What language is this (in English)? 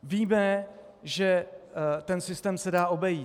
Czech